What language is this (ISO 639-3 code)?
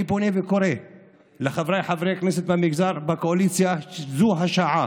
heb